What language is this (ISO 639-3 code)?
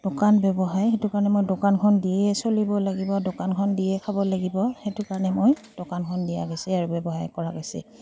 asm